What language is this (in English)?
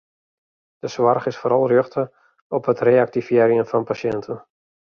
Western Frisian